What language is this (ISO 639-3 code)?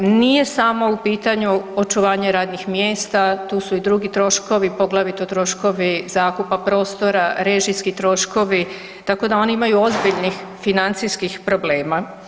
hrv